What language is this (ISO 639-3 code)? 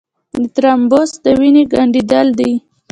pus